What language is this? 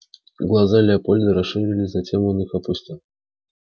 Russian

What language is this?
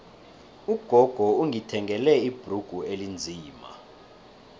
South Ndebele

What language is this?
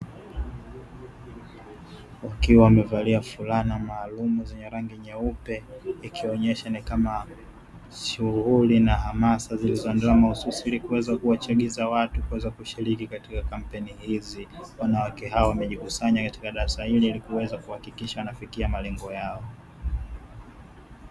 Swahili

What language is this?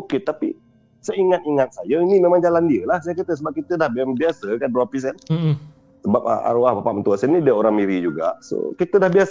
Malay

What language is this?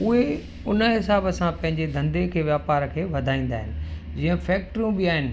Sindhi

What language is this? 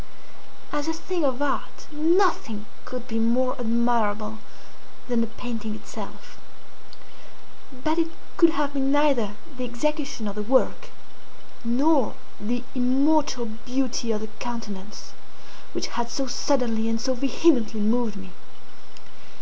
English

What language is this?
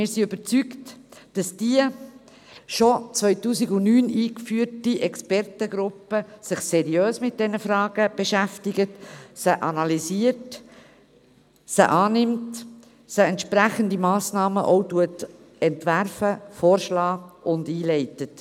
Swiss German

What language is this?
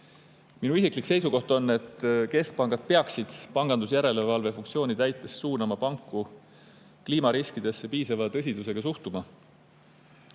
Estonian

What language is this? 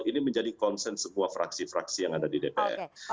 Indonesian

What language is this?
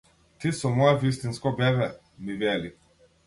Macedonian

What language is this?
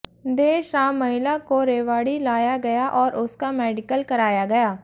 Hindi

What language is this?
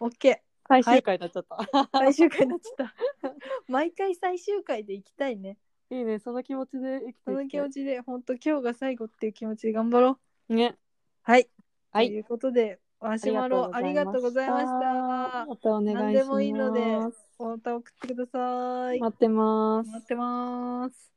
Japanese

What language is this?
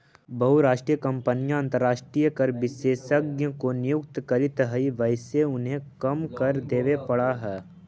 Magahi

